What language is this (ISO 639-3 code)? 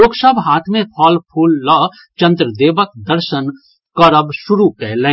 mai